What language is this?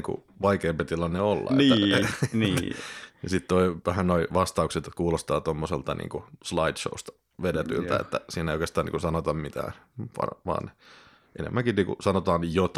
Finnish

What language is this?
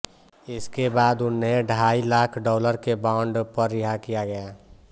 Hindi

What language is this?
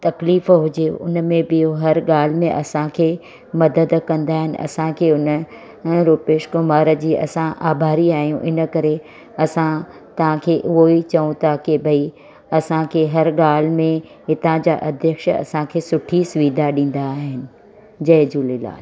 Sindhi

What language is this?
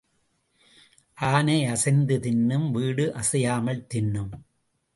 Tamil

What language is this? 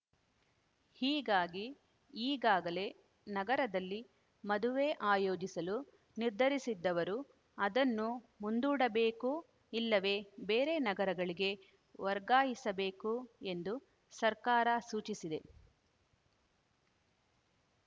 Kannada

